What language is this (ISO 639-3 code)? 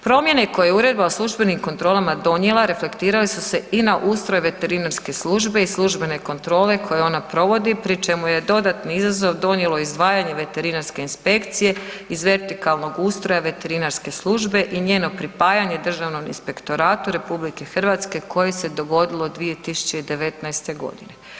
hrv